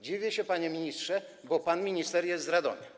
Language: Polish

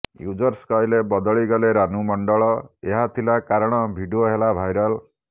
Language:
Odia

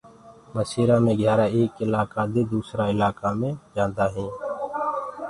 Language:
Gurgula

